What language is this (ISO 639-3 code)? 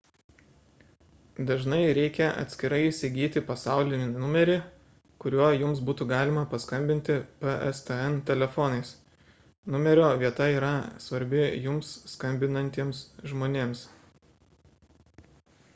lit